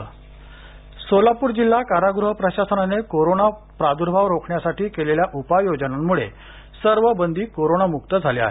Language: Marathi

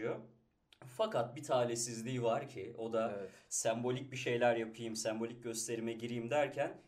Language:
Turkish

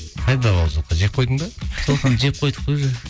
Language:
Kazakh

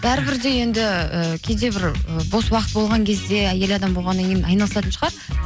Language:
Kazakh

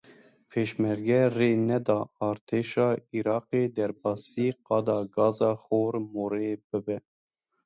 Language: Kurdish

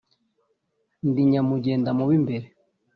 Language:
Kinyarwanda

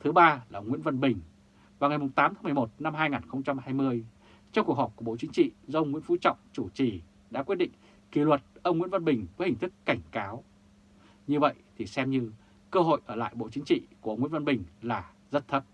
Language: Vietnamese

